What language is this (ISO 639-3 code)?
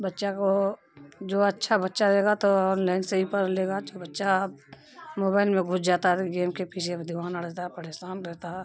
urd